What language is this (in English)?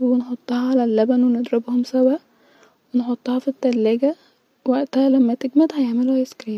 Egyptian Arabic